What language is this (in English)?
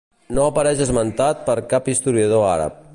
Catalan